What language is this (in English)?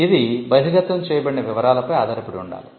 Telugu